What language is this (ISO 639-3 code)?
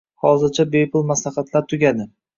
uzb